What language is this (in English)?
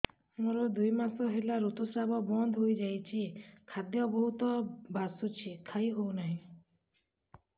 Odia